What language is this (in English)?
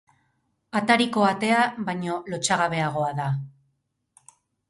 Basque